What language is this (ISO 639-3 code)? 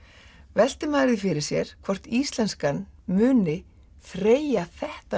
isl